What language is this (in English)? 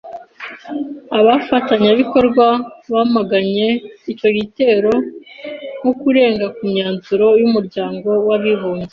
Kinyarwanda